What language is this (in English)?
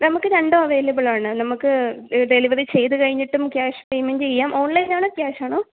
Malayalam